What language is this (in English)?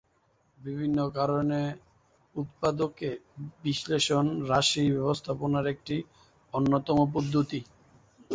Bangla